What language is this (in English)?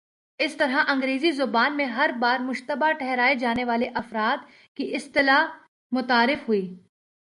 Urdu